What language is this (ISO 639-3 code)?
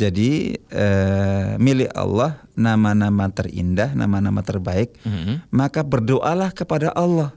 ind